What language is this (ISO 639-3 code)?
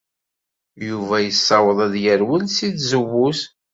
kab